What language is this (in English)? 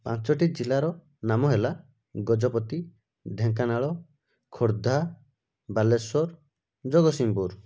Odia